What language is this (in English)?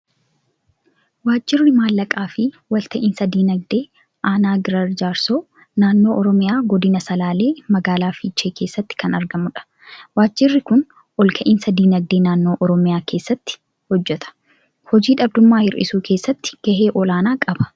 Oromo